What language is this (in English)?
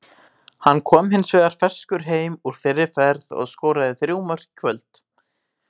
Icelandic